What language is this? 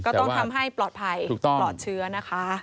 Thai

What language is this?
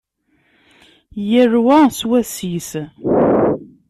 Kabyle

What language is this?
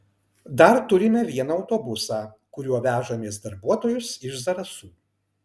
Lithuanian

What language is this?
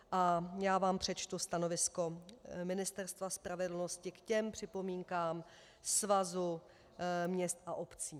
Czech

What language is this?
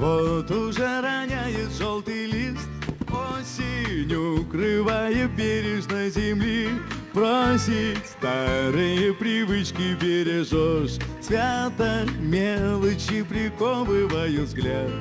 Russian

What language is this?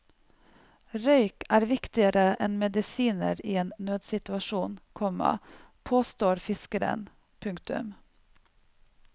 Norwegian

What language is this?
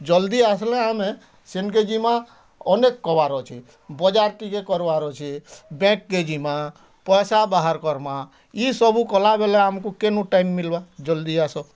Odia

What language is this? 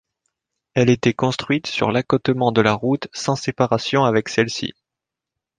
French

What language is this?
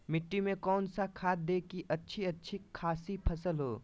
Magahi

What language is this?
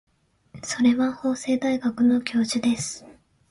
Japanese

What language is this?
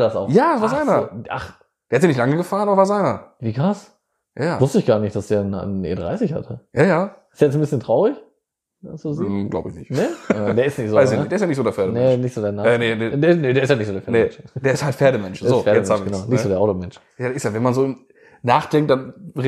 German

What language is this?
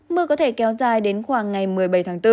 Vietnamese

